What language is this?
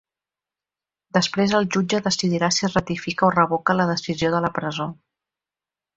Catalan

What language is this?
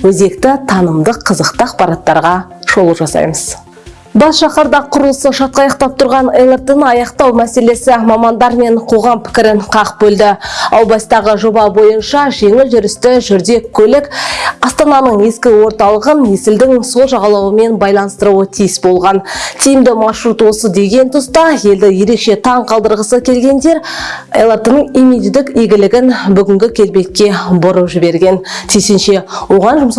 Turkish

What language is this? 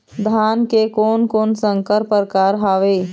Chhattisgarhi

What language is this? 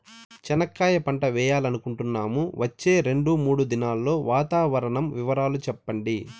Telugu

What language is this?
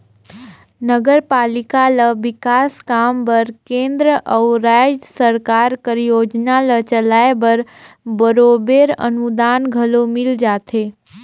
Chhattisgarhi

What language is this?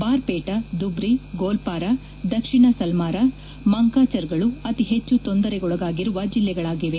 Kannada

